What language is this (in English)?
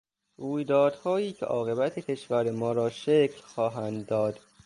Persian